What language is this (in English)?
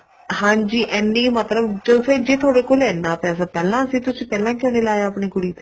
Punjabi